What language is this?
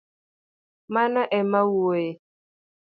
Luo (Kenya and Tanzania)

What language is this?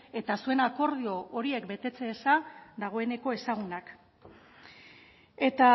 Basque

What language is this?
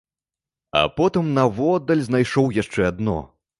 Belarusian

